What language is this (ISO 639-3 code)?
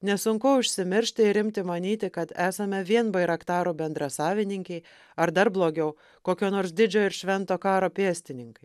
lit